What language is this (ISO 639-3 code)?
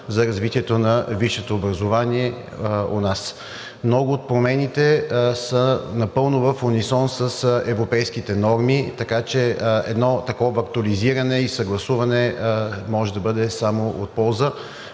bul